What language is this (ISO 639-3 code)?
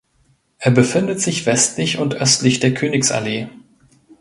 deu